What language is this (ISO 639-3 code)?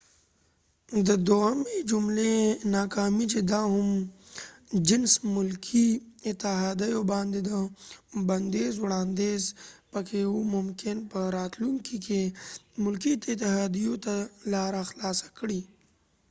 pus